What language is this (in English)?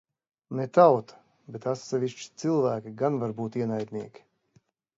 Latvian